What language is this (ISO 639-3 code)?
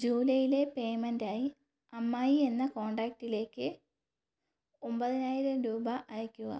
mal